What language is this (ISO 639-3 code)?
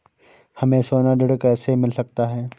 hin